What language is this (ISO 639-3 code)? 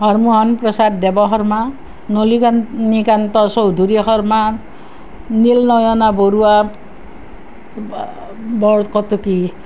asm